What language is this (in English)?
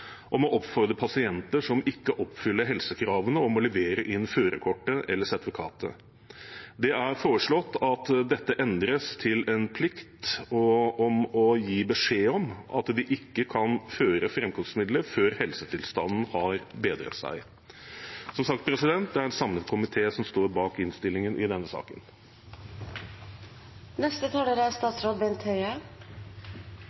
Norwegian Bokmål